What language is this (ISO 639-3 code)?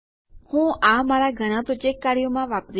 guj